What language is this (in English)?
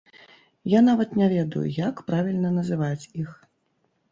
Belarusian